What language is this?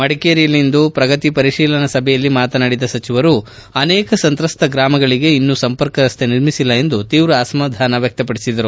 Kannada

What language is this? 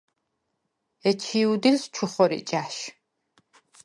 Svan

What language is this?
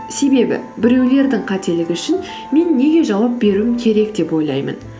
Kazakh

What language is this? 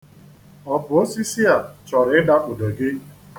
Igbo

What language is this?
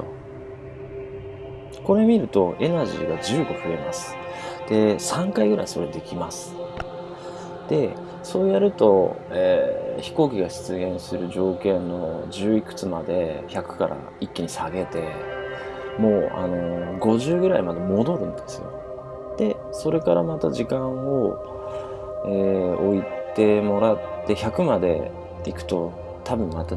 Japanese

